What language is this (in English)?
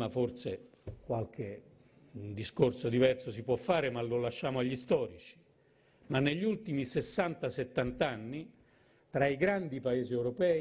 Italian